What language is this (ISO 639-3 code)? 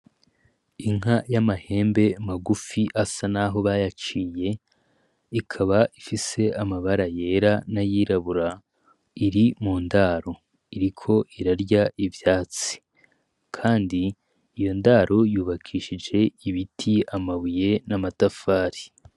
run